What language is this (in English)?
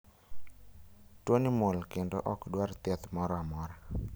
Luo (Kenya and Tanzania)